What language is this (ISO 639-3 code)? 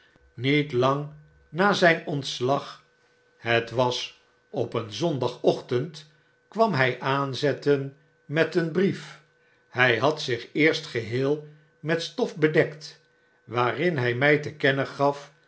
nld